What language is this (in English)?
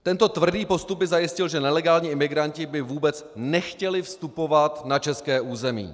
Czech